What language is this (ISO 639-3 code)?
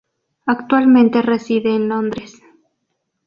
spa